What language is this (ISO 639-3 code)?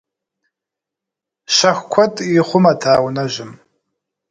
kbd